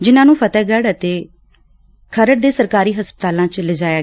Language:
Punjabi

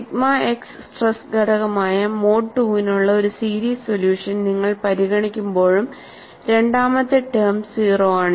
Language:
Malayalam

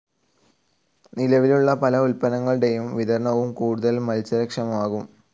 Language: Malayalam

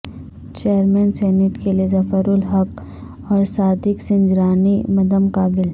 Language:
Urdu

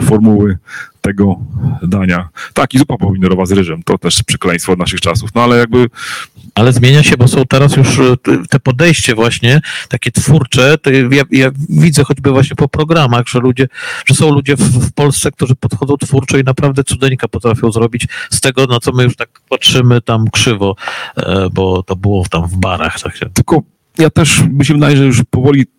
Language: Polish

